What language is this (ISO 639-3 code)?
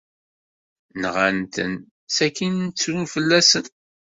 kab